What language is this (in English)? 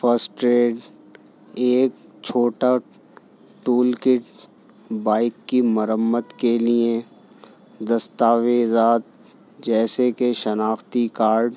Urdu